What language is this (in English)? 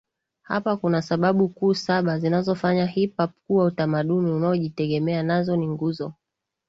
Swahili